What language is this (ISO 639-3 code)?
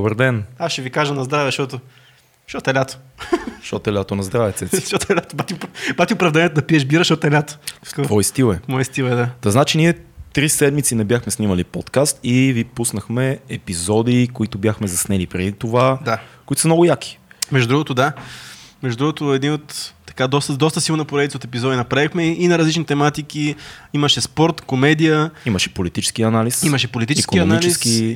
bul